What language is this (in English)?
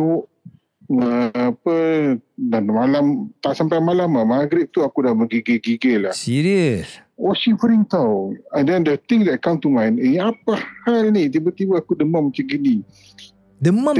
Malay